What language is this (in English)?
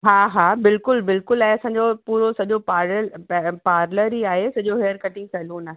Sindhi